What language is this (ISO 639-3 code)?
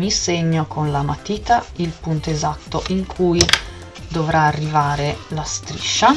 ita